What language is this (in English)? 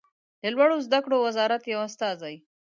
Pashto